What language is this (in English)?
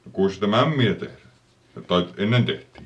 Finnish